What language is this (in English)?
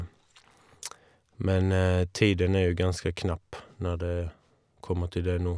Norwegian